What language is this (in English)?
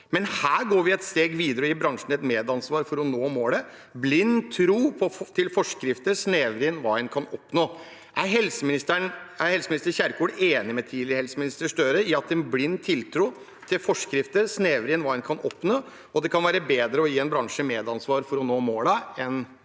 Norwegian